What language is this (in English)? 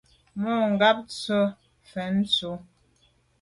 Medumba